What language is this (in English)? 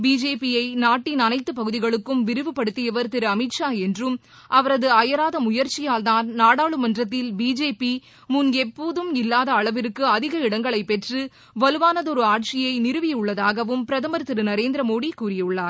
Tamil